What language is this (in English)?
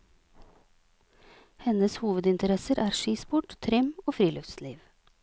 Norwegian